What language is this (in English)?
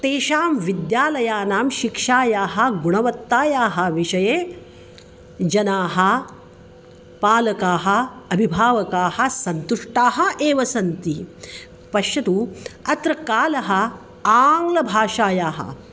Sanskrit